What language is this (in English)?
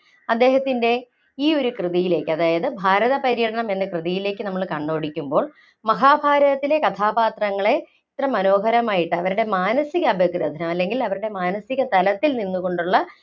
Malayalam